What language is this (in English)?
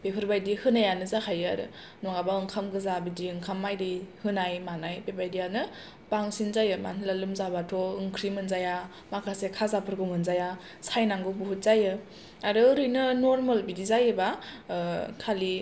Bodo